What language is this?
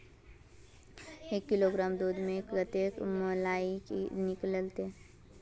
Magahi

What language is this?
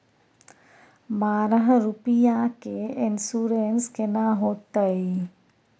Maithili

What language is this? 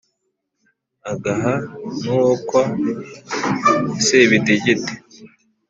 Kinyarwanda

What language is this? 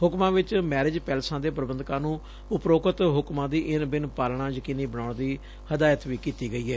Punjabi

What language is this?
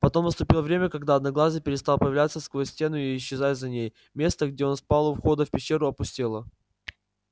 Russian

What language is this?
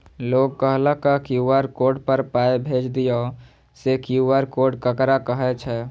Maithili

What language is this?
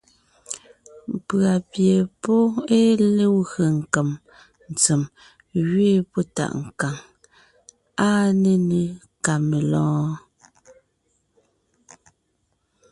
Ngiemboon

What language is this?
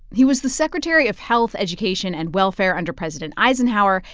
English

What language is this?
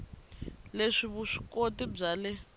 Tsonga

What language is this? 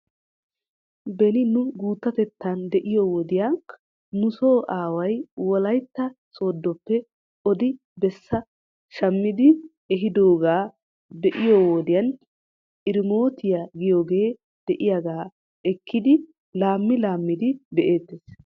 Wolaytta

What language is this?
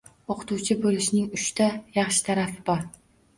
Uzbek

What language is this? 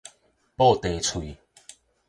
Min Nan Chinese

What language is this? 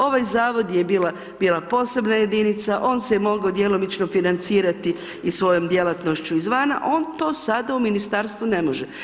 Croatian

